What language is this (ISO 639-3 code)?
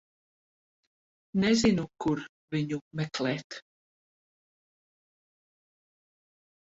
lav